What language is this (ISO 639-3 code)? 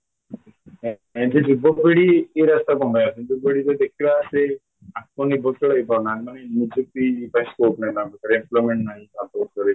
ori